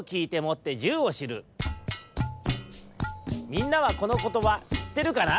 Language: Japanese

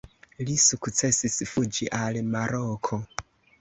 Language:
Esperanto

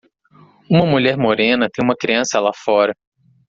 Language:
Portuguese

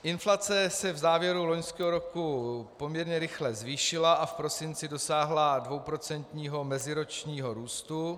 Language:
Czech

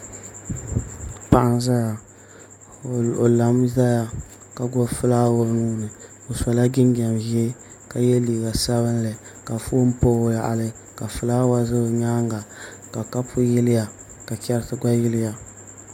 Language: Dagbani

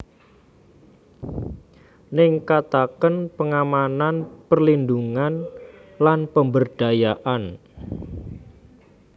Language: Javanese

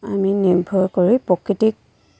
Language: Assamese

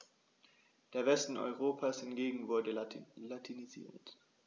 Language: German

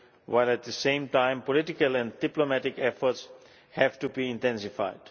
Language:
English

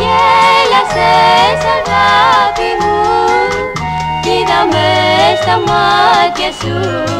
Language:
Greek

